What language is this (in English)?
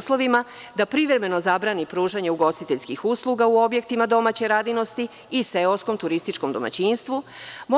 Serbian